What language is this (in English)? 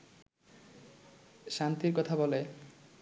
Bangla